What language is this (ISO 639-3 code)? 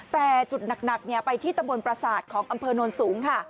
tha